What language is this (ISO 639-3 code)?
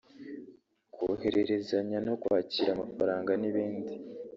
kin